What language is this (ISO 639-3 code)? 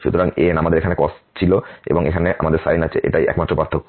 ben